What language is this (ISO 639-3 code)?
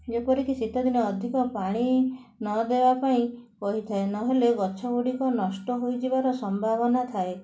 ori